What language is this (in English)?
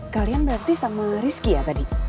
Indonesian